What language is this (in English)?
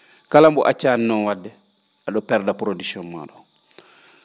Fula